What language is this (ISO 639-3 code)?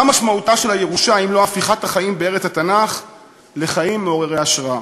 heb